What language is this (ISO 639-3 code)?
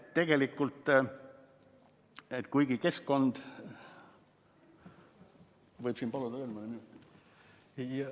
est